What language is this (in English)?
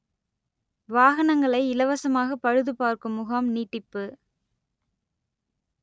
Tamil